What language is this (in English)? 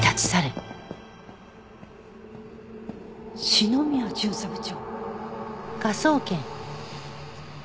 Japanese